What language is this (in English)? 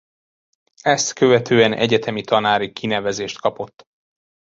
Hungarian